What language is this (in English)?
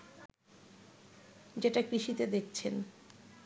Bangla